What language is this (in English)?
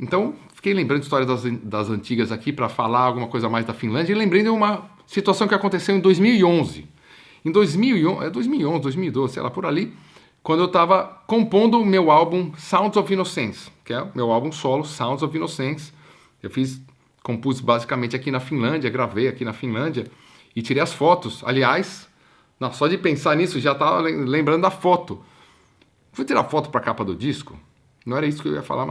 Portuguese